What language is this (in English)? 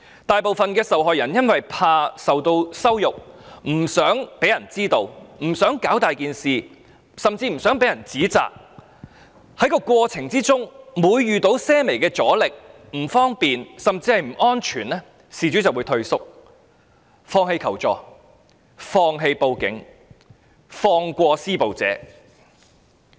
Cantonese